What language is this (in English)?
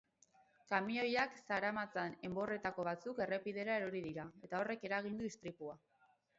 Basque